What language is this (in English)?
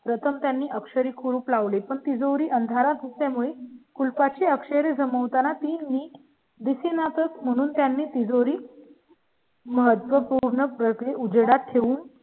Marathi